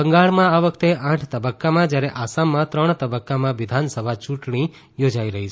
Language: Gujarati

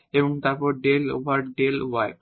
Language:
Bangla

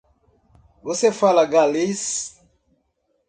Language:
Portuguese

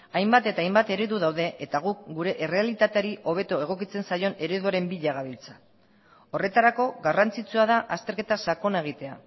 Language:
Basque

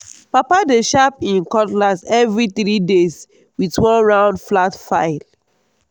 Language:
Nigerian Pidgin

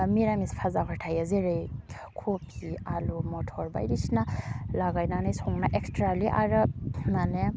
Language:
Bodo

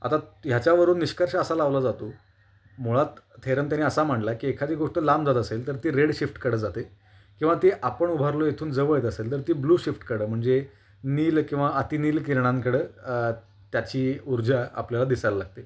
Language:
Marathi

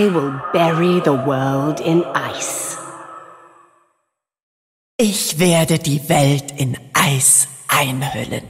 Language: Polish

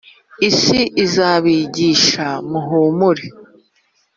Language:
Kinyarwanda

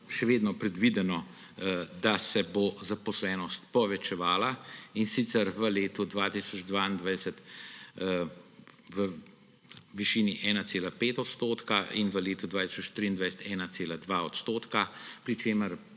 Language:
Slovenian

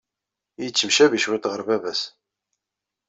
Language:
Kabyle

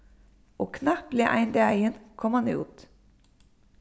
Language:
Faroese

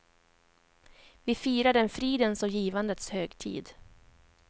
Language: Swedish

